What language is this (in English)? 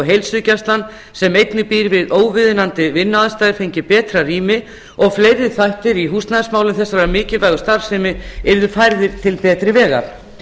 Icelandic